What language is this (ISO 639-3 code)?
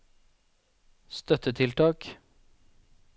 nor